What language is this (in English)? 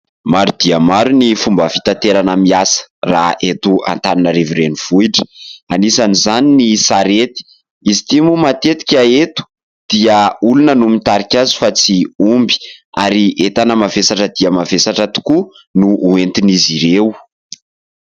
Malagasy